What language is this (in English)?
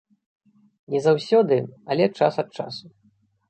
Belarusian